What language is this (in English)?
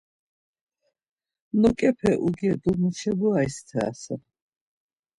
Laz